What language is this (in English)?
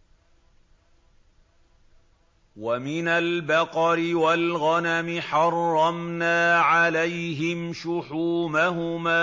Arabic